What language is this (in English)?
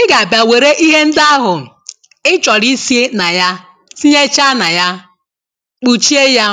Igbo